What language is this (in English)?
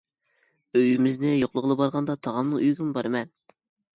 Uyghur